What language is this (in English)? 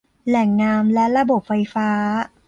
Thai